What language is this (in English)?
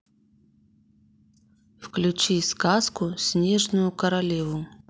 Russian